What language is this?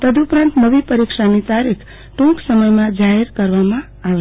Gujarati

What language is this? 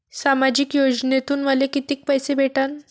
Marathi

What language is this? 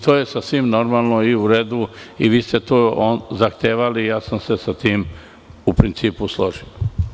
Serbian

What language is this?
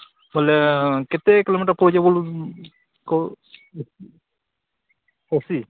Odia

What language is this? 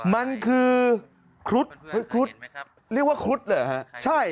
Thai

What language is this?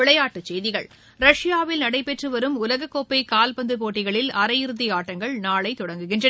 Tamil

